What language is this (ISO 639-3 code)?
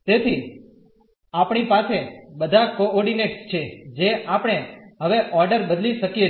guj